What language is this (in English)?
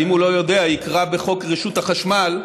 Hebrew